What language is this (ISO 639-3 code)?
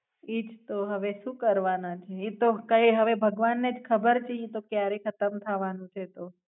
guj